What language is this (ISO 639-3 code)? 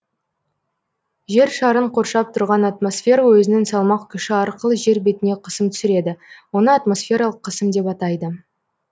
kaz